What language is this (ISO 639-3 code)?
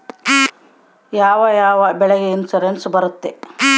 kan